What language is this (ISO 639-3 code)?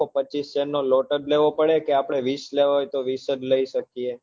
guj